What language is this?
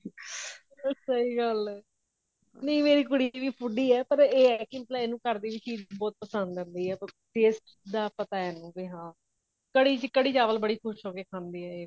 Punjabi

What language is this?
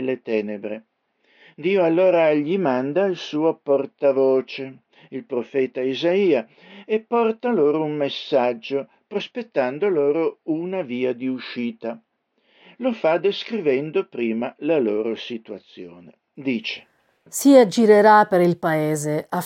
Italian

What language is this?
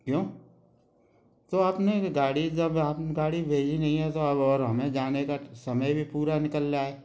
Hindi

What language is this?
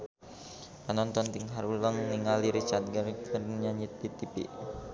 Sundanese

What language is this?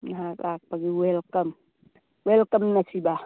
Manipuri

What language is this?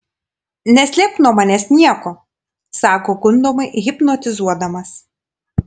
Lithuanian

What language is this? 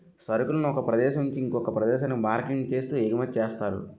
Telugu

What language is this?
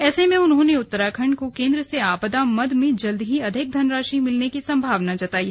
Hindi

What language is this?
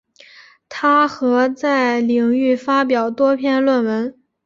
Chinese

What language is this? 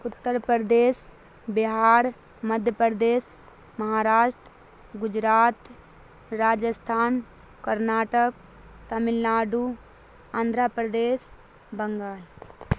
Urdu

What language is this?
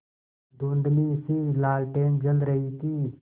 Hindi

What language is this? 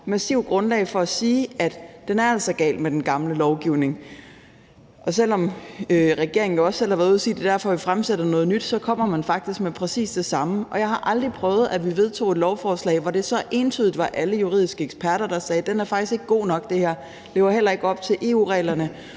Danish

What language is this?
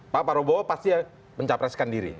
Indonesian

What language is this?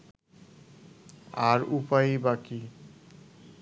Bangla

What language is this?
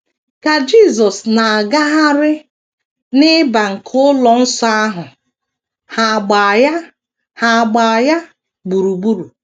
Igbo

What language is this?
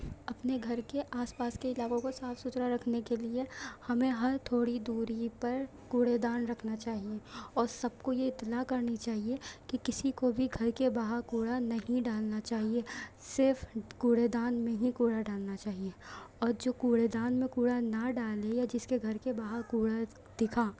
Urdu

